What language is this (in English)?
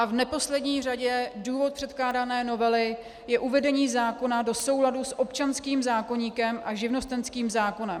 Czech